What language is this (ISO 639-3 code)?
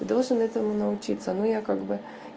rus